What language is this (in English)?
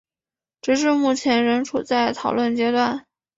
Chinese